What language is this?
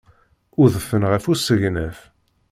Kabyle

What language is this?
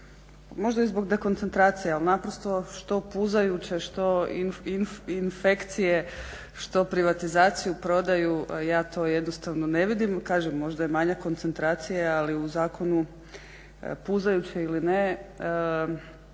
Croatian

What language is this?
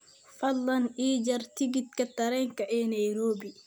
Somali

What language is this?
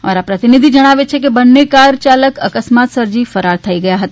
Gujarati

